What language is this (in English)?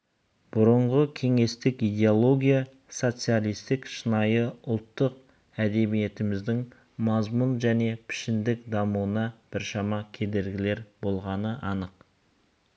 Kazakh